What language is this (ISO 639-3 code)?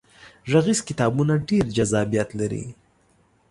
pus